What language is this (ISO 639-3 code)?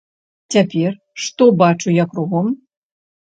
bel